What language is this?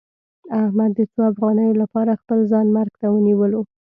Pashto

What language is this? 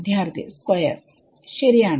Malayalam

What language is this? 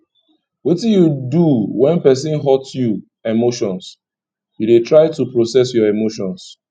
Nigerian Pidgin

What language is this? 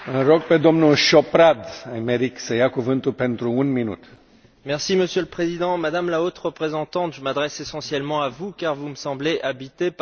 French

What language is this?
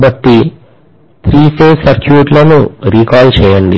Telugu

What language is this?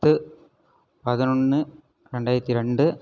Tamil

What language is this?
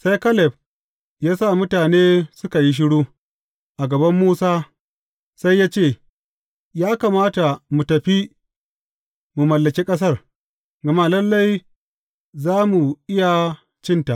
Hausa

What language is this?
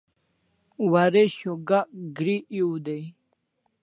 Kalasha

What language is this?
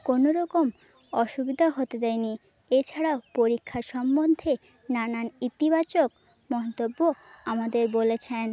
Bangla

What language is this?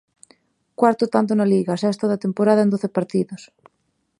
Galician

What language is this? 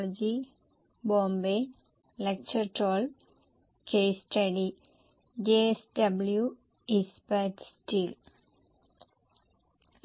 Malayalam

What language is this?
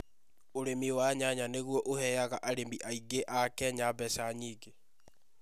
Kikuyu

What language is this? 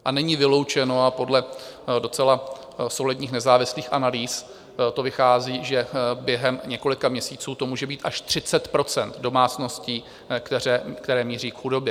Czech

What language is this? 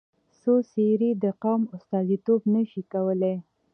Pashto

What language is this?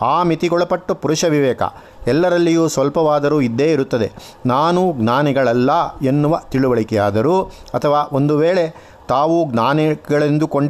Kannada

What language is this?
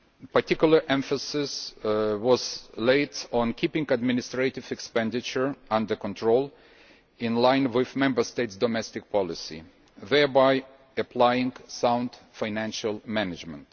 English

